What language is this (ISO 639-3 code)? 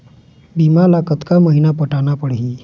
hne